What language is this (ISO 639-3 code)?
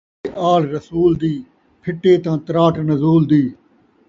skr